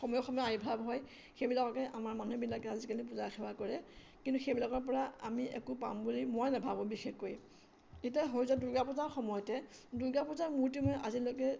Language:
Assamese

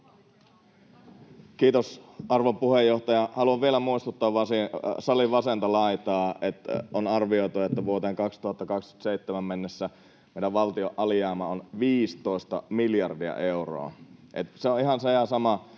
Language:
Finnish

